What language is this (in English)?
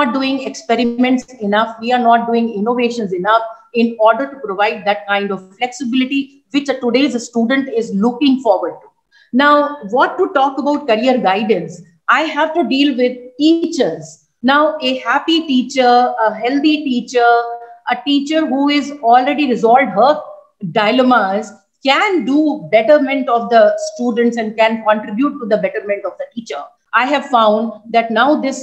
English